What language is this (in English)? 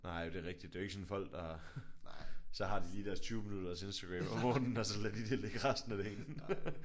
Danish